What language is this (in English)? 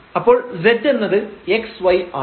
Malayalam